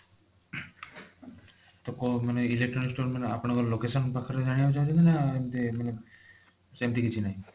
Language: Odia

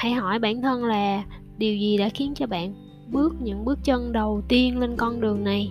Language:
Vietnamese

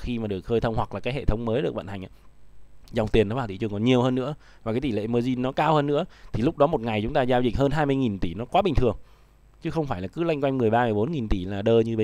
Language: Vietnamese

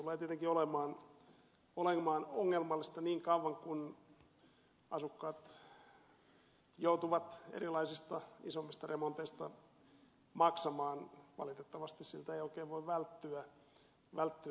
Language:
Finnish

